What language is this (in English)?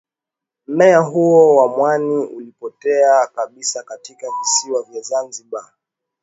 Swahili